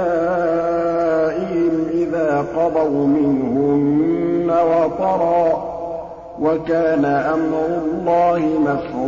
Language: Arabic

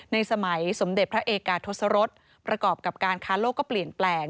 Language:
Thai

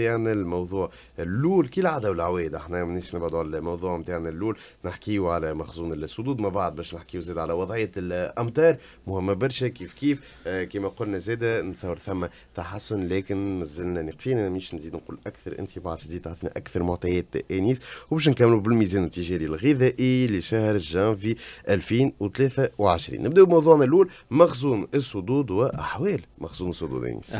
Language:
Arabic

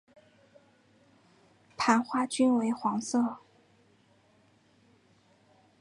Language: Chinese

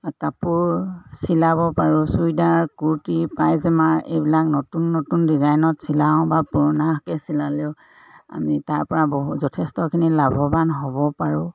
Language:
Assamese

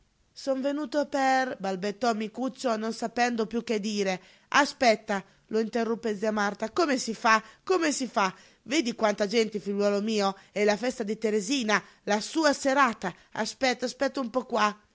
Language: Italian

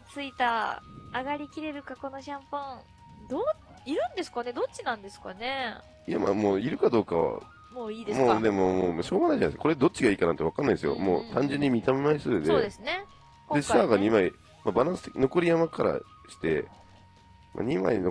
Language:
Japanese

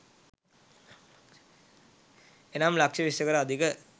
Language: Sinhala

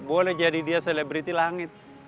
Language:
Indonesian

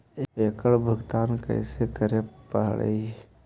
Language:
Magahi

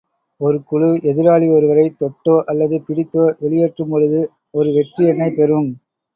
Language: Tamil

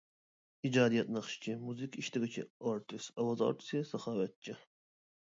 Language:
Uyghur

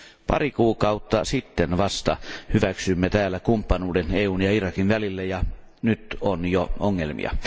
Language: Finnish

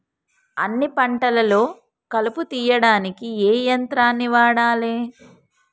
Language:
Telugu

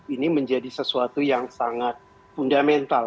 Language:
Indonesian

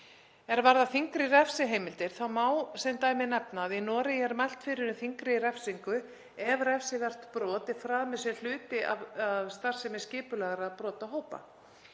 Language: Icelandic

